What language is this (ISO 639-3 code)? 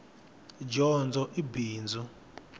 tso